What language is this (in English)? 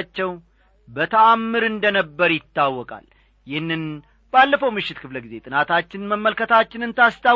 Amharic